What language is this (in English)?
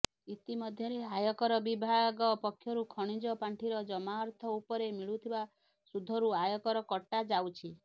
Odia